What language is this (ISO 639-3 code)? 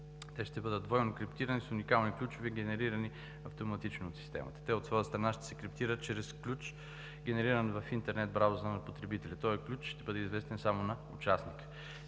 bul